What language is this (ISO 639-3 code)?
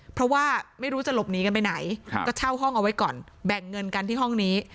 tha